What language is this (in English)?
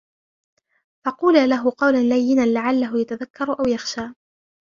Arabic